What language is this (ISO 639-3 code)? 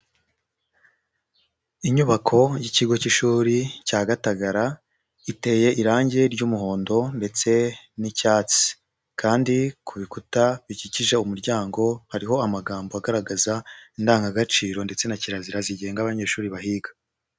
kin